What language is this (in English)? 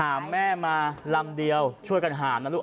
Thai